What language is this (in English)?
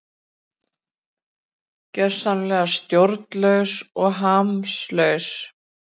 Icelandic